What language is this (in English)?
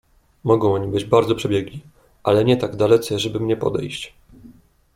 Polish